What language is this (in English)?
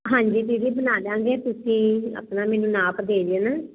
Punjabi